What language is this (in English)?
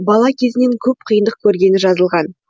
Kazakh